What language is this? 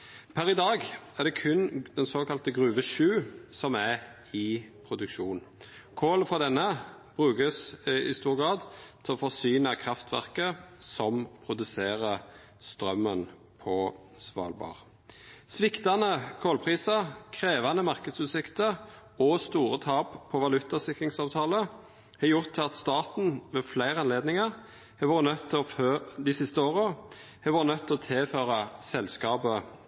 Norwegian Nynorsk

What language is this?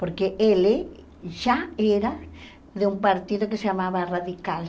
Portuguese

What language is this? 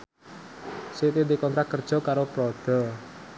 Javanese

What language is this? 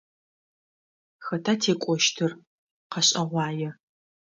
Adyghe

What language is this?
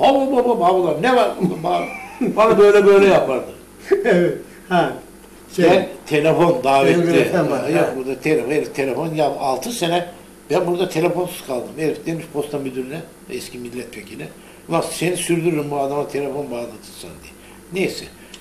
Turkish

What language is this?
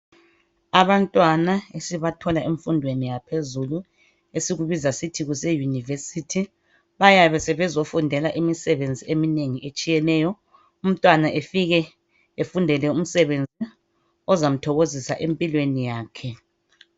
North Ndebele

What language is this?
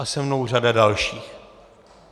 Czech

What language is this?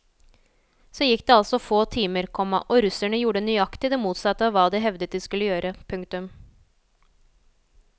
Norwegian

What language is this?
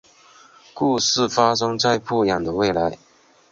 Chinese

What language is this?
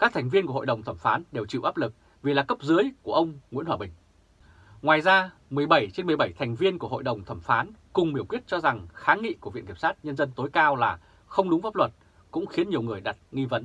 Vietnamese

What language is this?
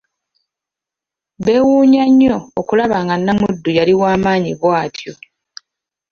Ganda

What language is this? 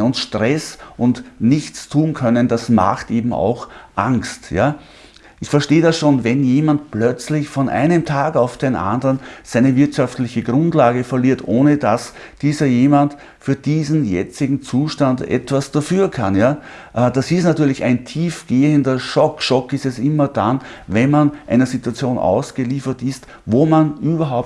German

